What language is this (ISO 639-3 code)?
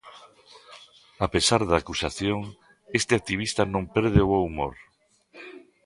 glg